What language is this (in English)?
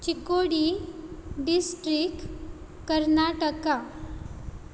Konkani